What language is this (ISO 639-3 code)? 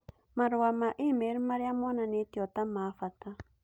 kik